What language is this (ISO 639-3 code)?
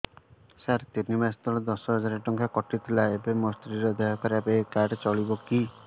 ori